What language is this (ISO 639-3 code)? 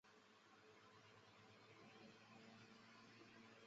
zho